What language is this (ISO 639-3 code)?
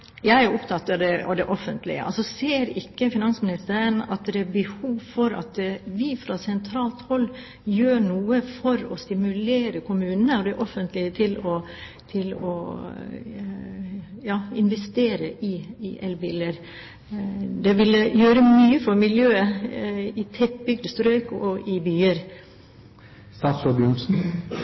nob